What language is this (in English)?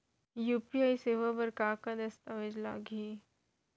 Chhattisgarhi